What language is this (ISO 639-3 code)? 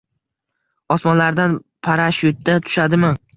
uzb